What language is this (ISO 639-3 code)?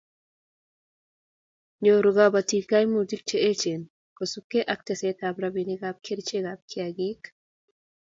kln